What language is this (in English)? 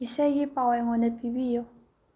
Manipuri